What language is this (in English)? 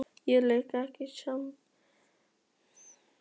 Icelandic